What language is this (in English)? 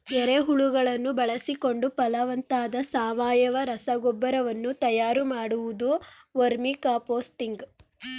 Kannada